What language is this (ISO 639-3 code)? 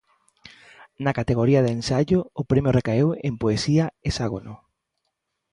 glg